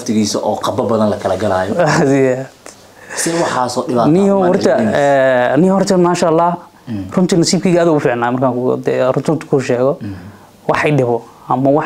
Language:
Arabic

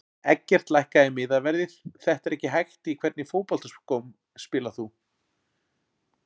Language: Icelandic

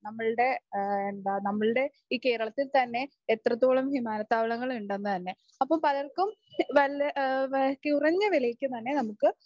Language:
Malayalam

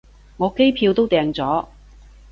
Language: Cantonese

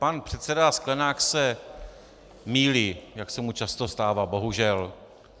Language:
Czech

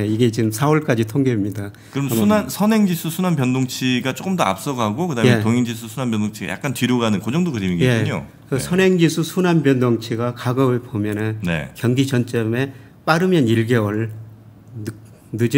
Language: Korean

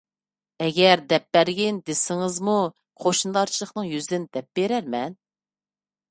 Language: Uyghur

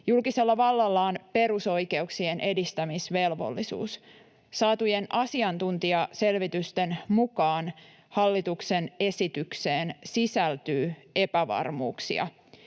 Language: Finnish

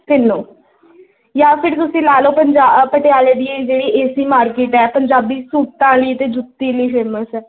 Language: Punjabi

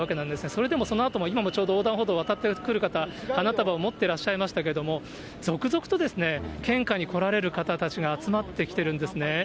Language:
Japanese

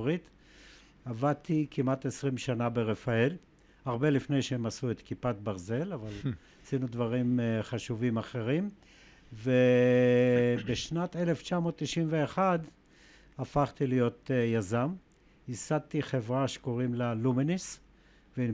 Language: Hebrew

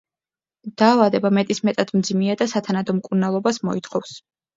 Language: Georgian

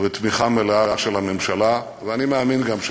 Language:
Hebrew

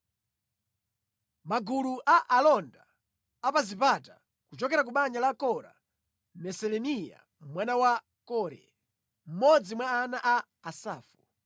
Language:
Nyanja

